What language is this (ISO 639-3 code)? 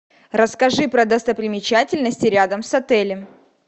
rus